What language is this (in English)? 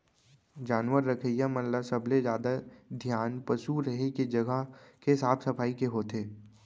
Chhattisgarhi